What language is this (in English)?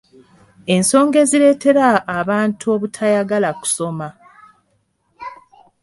Ganda